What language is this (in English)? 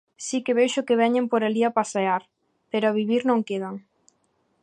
Galician